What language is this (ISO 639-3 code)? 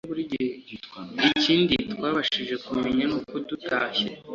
kin